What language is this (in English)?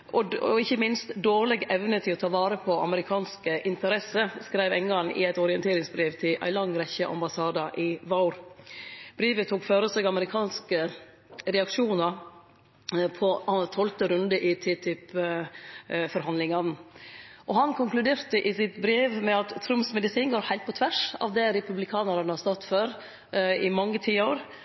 Norwegian Nynorsk